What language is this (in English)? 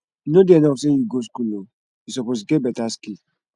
Nigerian Pidgin